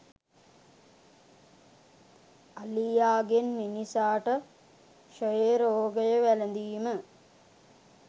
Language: Sinhala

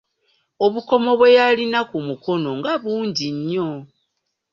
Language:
Ganda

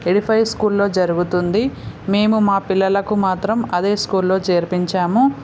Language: Telugu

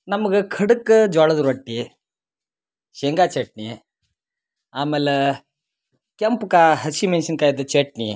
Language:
Kannada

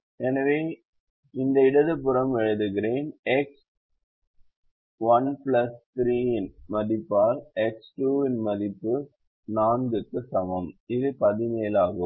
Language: Tamil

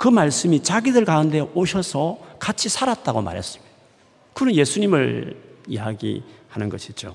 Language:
Korean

